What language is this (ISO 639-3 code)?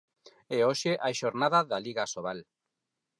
glg